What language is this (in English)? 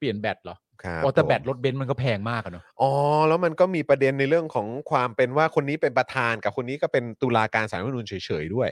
Thai